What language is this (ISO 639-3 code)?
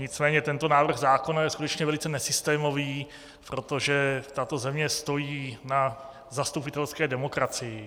ces